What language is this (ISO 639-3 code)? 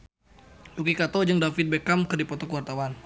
sun